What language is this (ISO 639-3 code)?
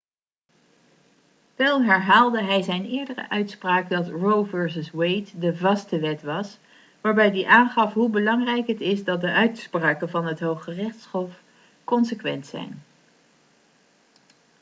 nld